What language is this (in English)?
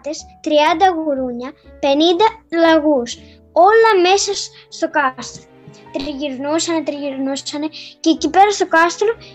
Greek